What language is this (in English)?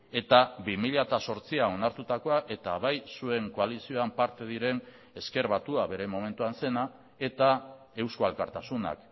Basque